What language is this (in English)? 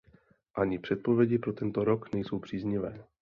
Czech